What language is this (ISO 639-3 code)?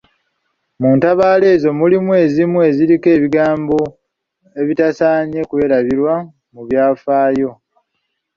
lug